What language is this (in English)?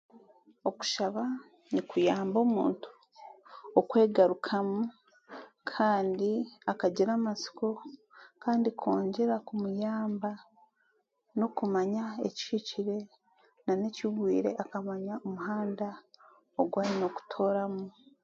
Chiga